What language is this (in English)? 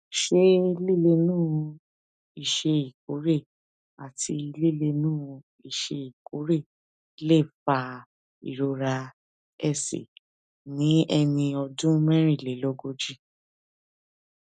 Yoruba